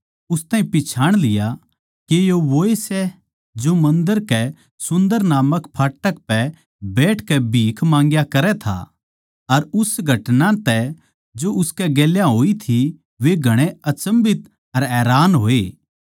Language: Haryanvi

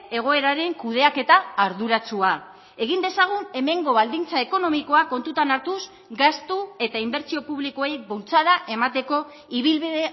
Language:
Basque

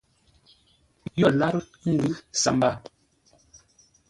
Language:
Ngombale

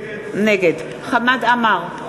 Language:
Hebrew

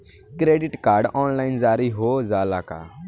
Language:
Bhojpuri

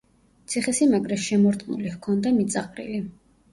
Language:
Georgian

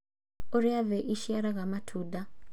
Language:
Kikuyu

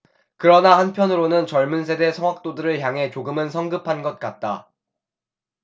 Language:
Korean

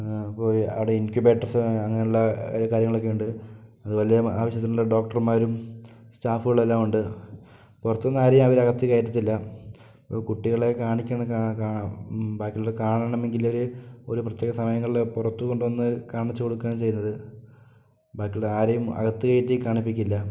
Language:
Malayalam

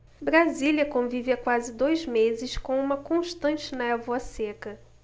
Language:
Portuguese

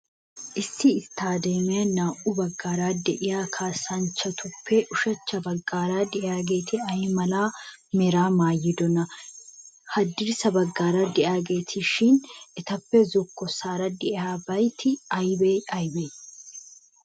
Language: Wolaytta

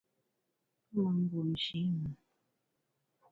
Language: Bamun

